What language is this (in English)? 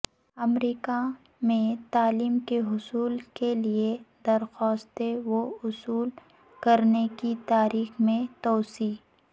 Urdu